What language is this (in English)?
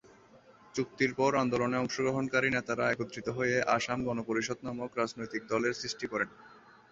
Bangla